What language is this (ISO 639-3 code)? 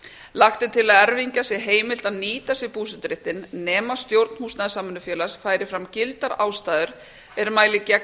isl